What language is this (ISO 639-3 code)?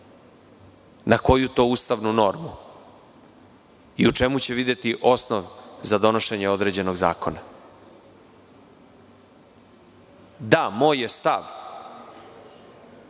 srp